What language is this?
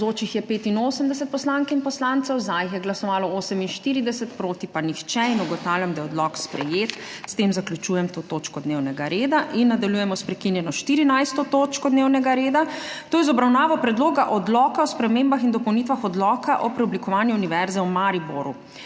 Slovenian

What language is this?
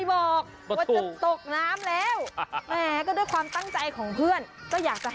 Thai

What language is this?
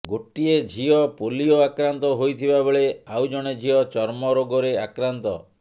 Odia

